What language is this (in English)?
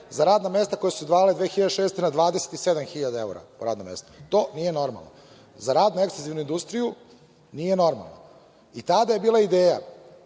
Serbian